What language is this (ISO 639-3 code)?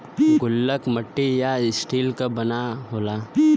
bho